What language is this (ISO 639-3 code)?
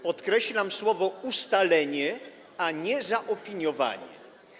pol